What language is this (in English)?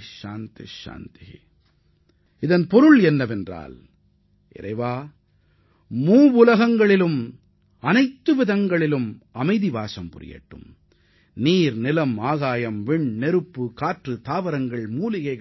Tamil